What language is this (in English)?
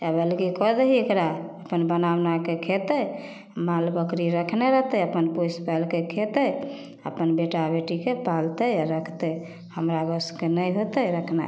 Maithili